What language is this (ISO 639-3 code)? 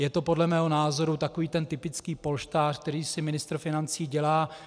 ces